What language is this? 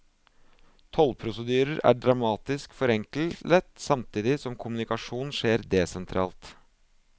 Norwegian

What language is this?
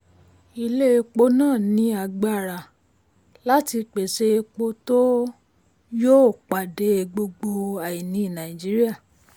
Yoruba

